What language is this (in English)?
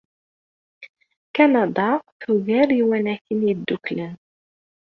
Kabyle